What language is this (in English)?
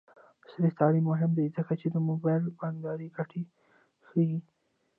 Pashto